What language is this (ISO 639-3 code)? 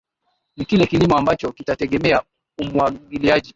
swa